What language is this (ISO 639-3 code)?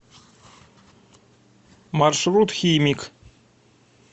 rus